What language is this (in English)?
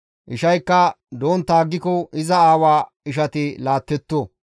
Gamo